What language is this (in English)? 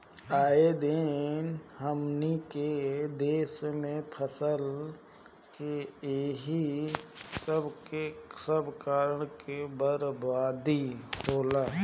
Bhojpuri